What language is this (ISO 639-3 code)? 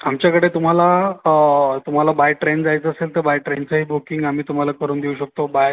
mar